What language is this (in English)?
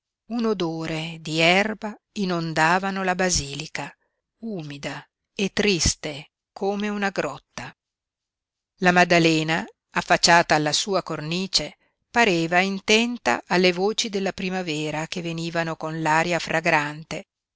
Italian